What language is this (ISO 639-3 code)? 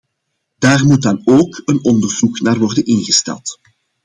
nld